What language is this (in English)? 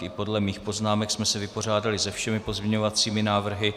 Czech